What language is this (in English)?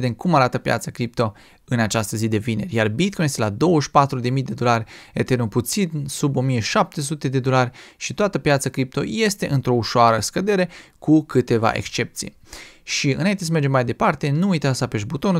Romanian